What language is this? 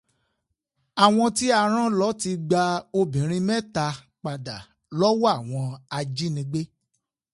Yoruba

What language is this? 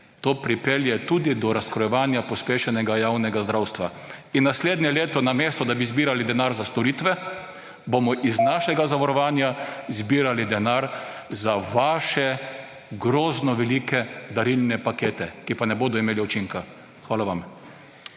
Slovenian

